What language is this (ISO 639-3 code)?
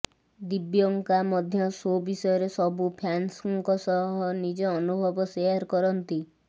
ori